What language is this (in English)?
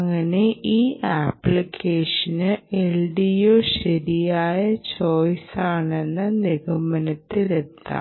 Malayalam